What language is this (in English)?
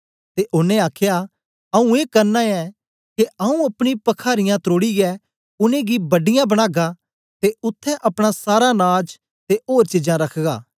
Dogri